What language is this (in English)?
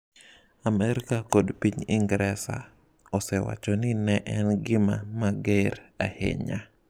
Luo (Kenya and Tanzania)